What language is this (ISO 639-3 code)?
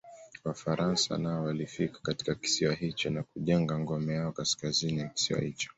swa